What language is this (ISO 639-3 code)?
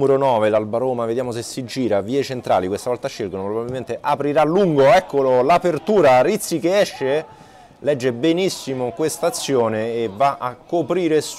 ita